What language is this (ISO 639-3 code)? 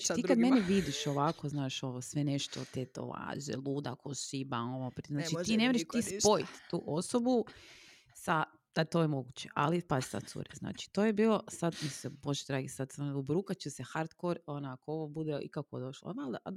hrv